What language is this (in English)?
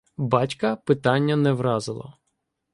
Ukrainian